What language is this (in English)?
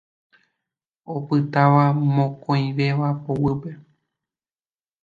Guarani